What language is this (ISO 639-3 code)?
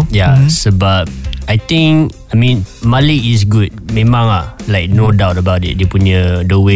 msa